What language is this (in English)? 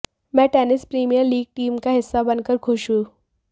Hindi